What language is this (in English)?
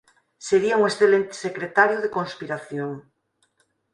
Galician